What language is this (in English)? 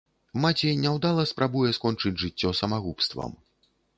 Belarusian